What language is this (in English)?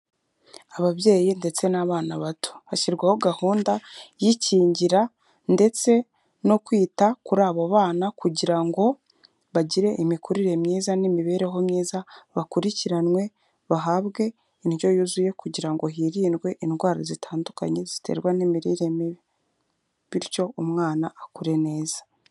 Kinyarwanda